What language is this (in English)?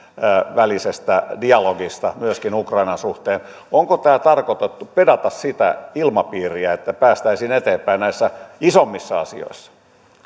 Finnish